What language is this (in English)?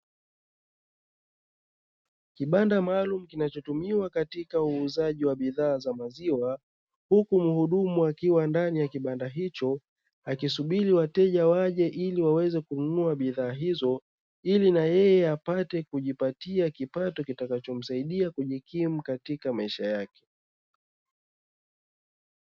Swahili